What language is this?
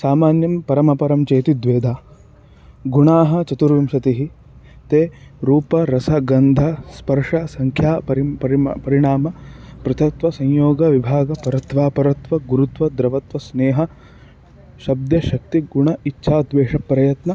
Sanskrit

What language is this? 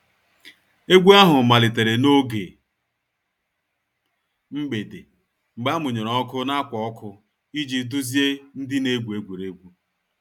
Igbo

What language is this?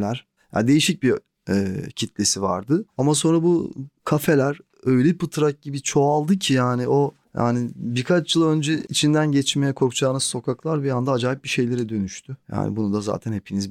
Turkish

